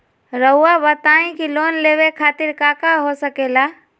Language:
Magahi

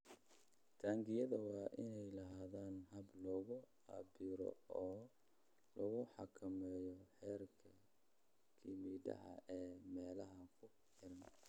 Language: Somali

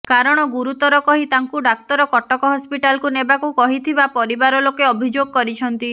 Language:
Odia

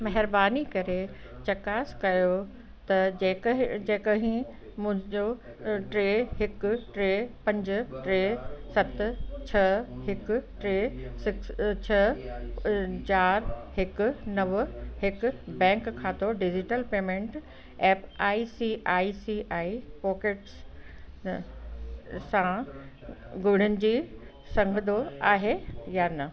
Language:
Sindhi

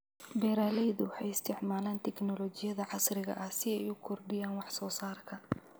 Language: Somali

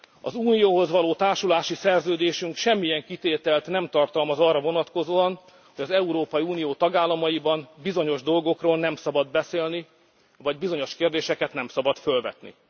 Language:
Hungarian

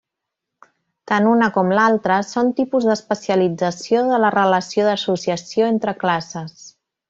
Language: Catalan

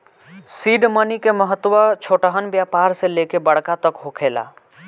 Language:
Bhojpuri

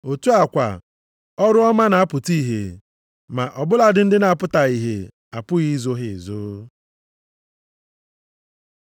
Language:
Igbo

